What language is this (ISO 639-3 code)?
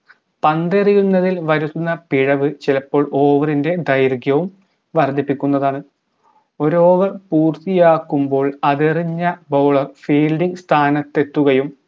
mal